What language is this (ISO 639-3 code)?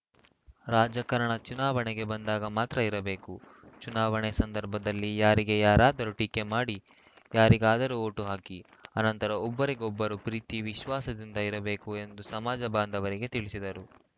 kan